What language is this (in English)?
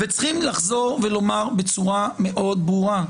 Hebrew